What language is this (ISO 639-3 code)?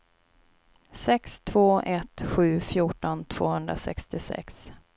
swe